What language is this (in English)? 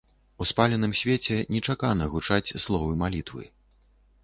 Belarusian